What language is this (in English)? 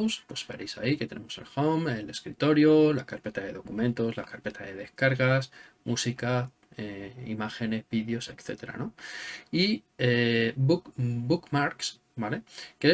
Spanish